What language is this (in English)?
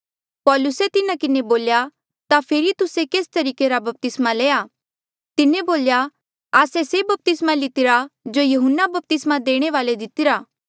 Mandeali